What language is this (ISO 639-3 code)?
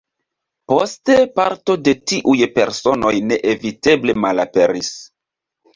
epo